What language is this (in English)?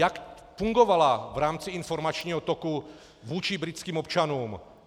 Czech